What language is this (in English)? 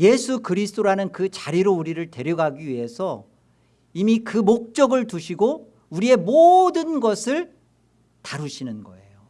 Korean